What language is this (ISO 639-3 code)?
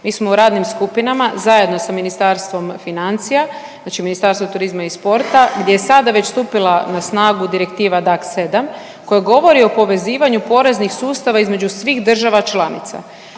hrv